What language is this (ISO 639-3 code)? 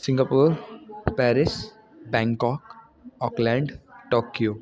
snd